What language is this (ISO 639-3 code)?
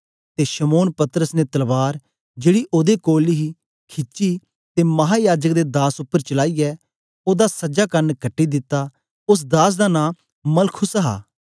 doi